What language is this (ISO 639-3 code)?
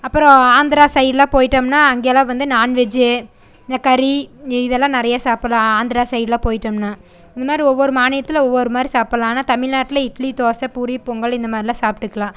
tam